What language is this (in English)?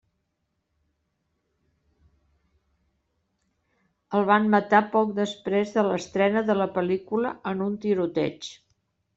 Catalan